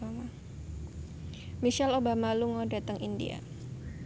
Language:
Javanese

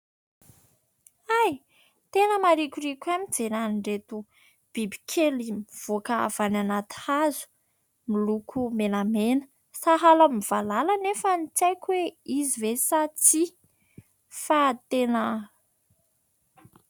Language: Malagasy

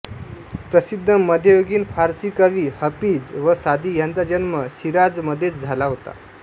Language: Marathi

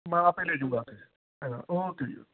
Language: Punjabi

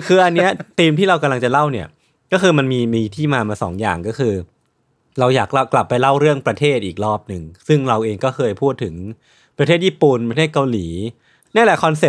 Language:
Thai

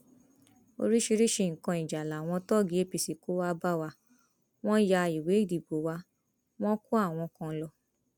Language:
Yoruba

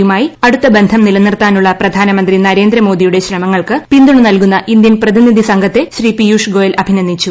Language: Malayalam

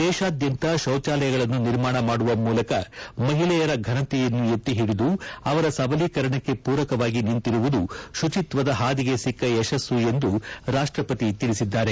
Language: Kannada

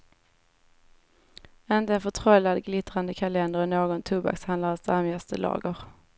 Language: Swedish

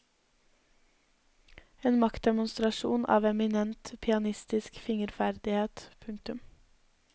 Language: Norwegian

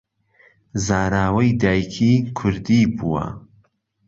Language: Central Kurdish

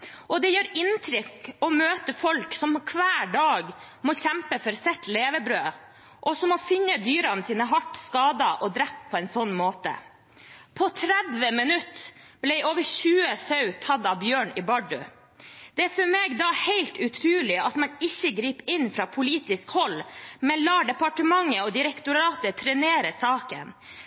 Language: Norwegian Bokmål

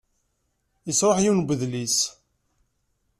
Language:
Kabyle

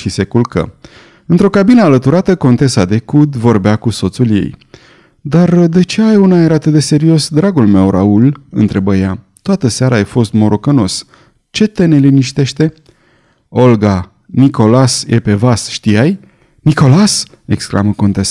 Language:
Romanian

